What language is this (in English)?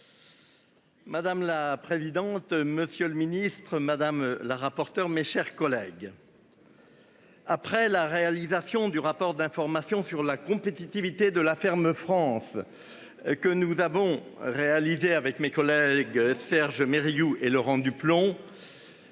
French